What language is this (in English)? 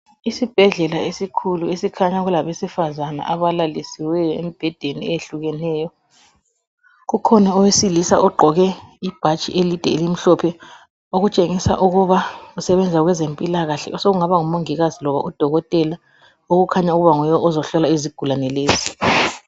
North Ndebele